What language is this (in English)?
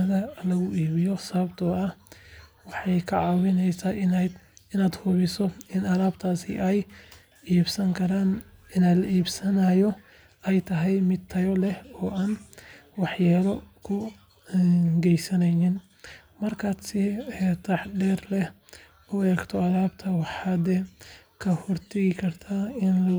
Somali